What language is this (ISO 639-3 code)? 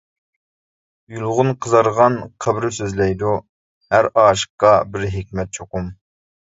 uig